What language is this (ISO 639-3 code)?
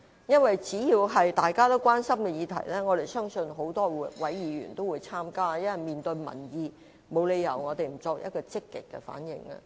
yue